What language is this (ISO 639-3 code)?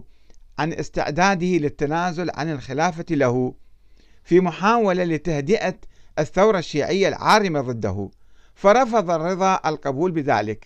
ara